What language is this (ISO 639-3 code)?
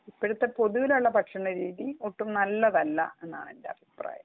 mal